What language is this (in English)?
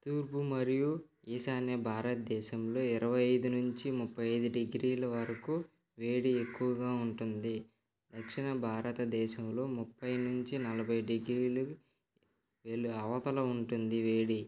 Telugu